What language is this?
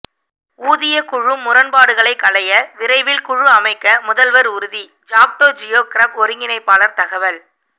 Tamil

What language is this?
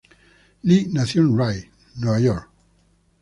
Spanish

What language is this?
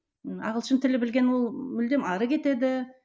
Kazakh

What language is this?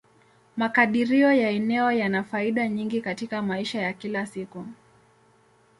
Swahili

